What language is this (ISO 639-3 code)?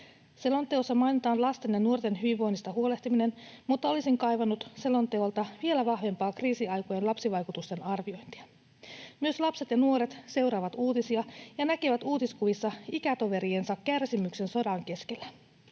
fin